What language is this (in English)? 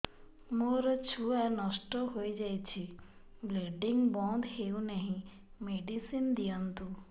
Odia